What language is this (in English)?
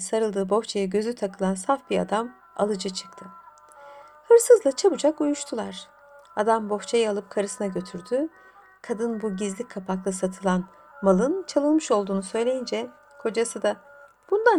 Turkish